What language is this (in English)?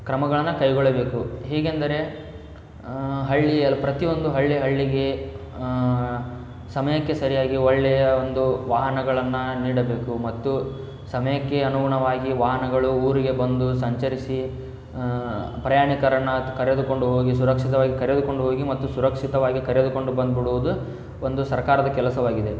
Kannada